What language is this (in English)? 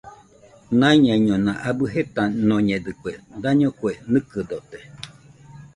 Nüpode Huitoto